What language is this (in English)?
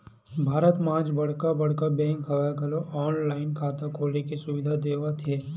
Chhattisgarhi